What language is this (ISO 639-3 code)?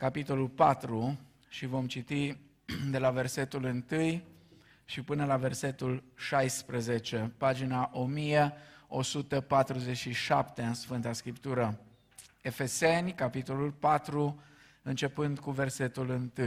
ron